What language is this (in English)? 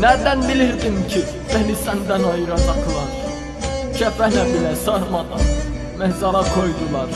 Turkish